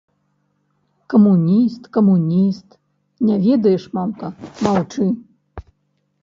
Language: Belarusian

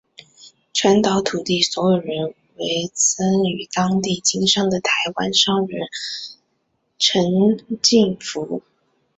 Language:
Chinese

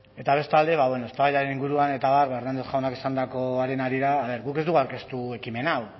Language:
Basque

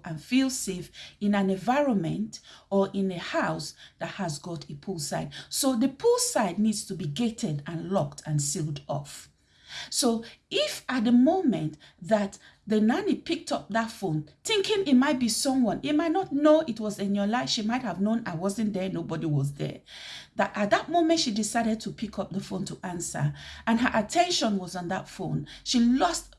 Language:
English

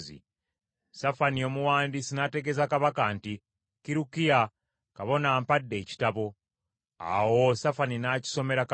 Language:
Ganda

